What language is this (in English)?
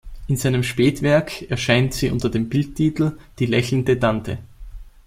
German